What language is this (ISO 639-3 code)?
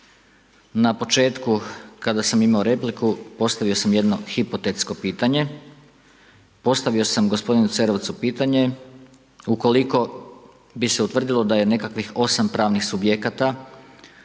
hrv